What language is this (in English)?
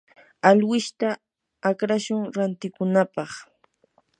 Yanahuanca Pasco Quechua